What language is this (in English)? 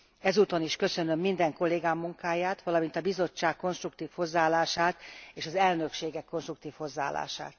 Hungarian